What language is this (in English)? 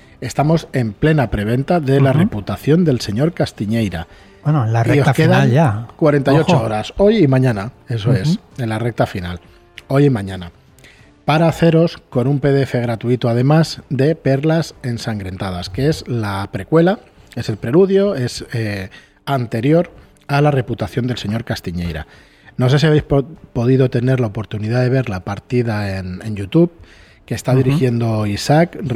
Spanish